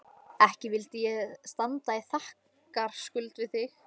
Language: Icelandic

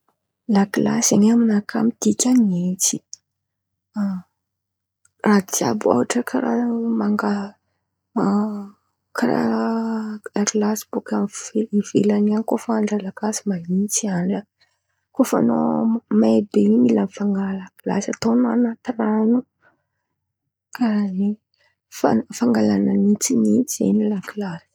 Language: Antankarana Malagasy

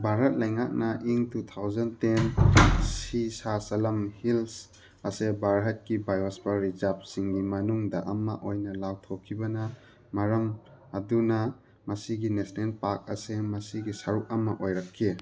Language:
Manipuri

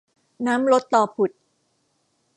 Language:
Thai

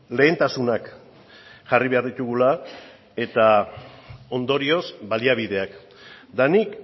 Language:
Basque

